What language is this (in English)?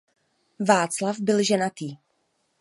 Czech